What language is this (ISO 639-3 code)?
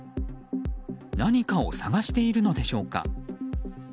jpn